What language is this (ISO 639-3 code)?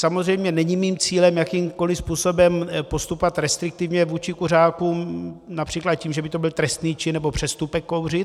ces